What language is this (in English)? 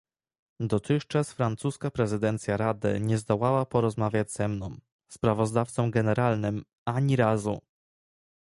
Polish